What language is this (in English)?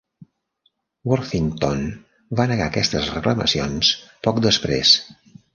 Catalan